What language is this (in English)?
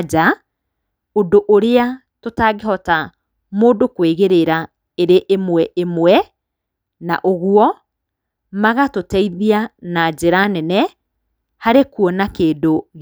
Kikuyu